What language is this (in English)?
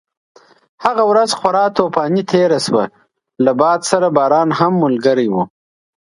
Pashto